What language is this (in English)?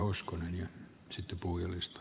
Finnish